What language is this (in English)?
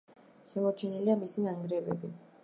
Georgian